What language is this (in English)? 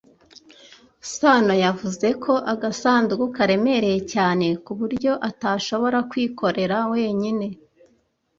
Kinyarwanda